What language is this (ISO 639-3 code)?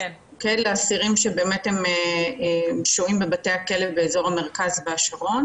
heb